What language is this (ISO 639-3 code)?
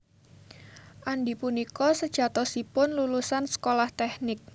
jav